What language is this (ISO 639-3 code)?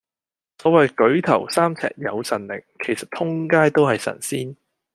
yue